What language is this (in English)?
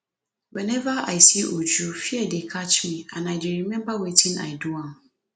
Nigerian Pidgin